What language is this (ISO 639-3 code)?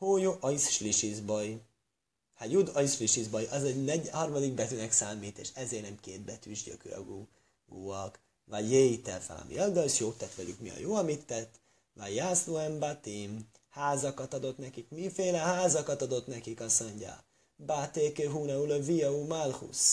hun